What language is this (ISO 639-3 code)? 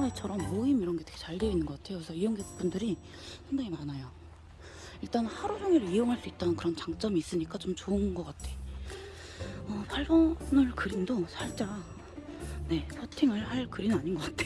kor